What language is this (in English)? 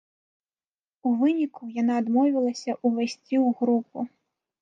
Belarusian